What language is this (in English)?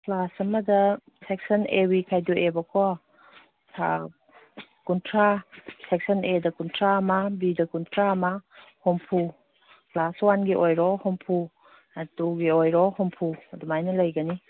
Manipuri